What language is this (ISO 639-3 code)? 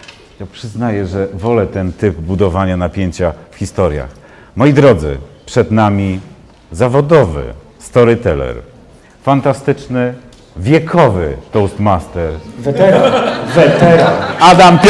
pol